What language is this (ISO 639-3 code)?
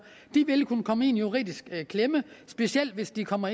dan